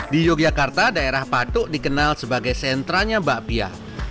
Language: Indonesian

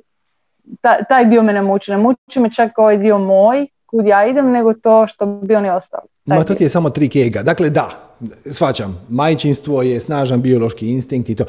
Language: Croatian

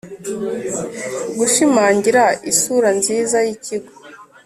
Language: Kinyarwanda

